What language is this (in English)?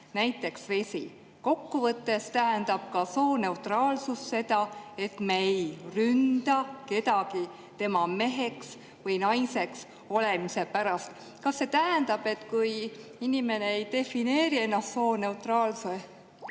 Estonian